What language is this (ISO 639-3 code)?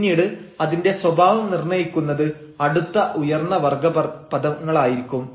mal